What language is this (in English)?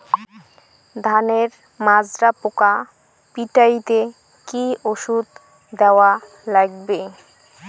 Bangla